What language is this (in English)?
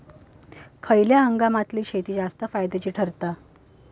Marathi